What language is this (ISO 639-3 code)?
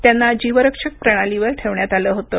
mar